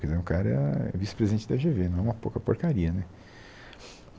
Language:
Portuguese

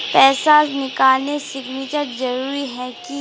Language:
Magahi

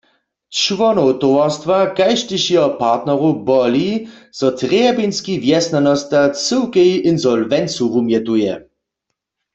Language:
Upper Sorbian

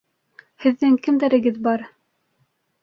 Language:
Bashkir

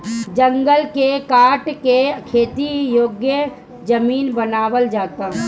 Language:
Bhojpuri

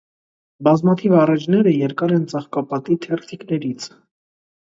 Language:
Armenian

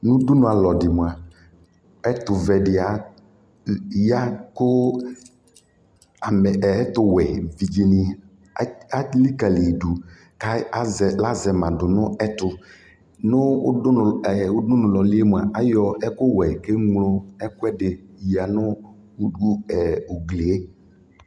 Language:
Ikposo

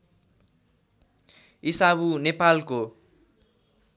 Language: Nepali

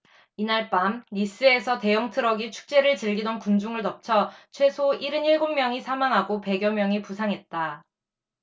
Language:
Korean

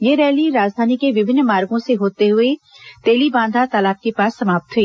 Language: Hindi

